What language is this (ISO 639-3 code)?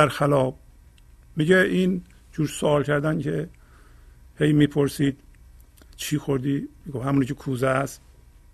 fas